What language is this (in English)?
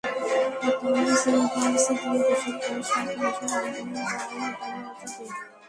Bangla